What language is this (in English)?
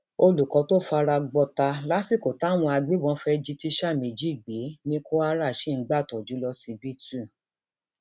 Yoruba